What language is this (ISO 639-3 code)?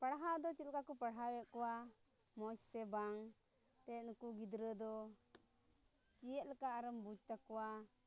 sat